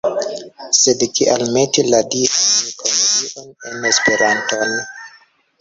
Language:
Esperanto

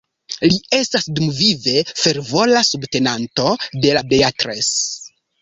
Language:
Esperanto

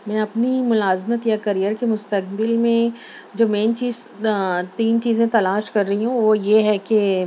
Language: Urdu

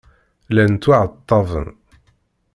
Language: Kabyle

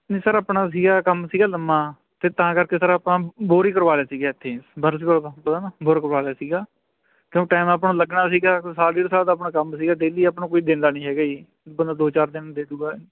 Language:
Punjabi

